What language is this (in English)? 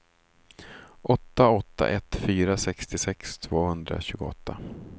Swedish